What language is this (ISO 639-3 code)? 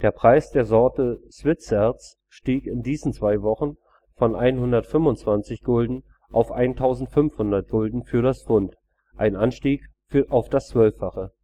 deu